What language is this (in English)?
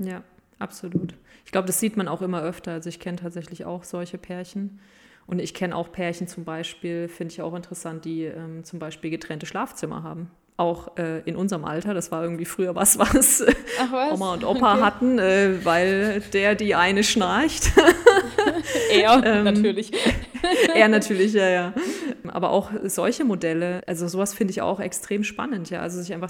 German